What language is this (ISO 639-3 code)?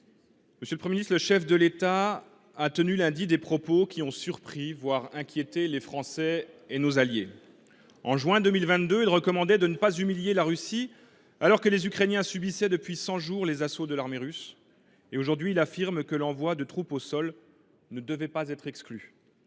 fra